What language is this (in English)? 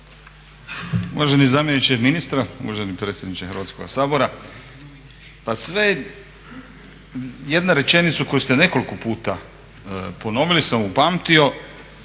Croatian